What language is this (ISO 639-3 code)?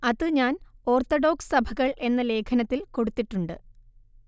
mal